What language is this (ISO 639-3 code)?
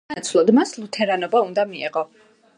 kat